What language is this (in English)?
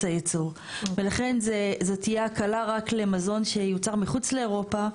Hebrew